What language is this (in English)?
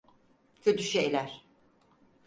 Turkish